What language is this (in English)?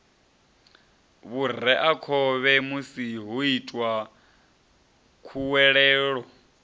Venda